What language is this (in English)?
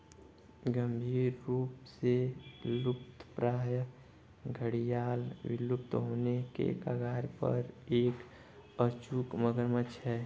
Hindi